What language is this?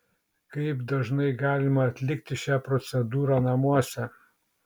Lithuanian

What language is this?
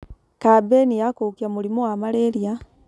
Kikuyu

